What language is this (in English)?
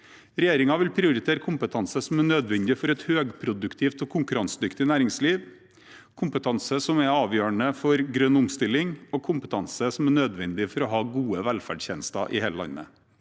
Norwegian